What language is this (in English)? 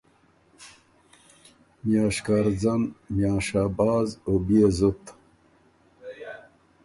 Ormuri